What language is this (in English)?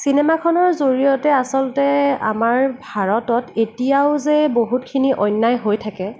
Assamese